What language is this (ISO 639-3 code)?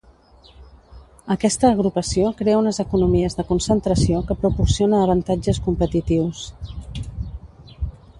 cat